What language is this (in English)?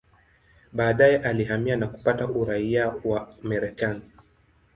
Swahili